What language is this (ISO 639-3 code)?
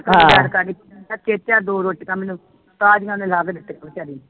pan